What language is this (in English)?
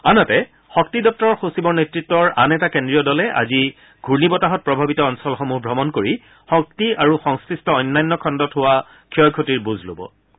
Assamese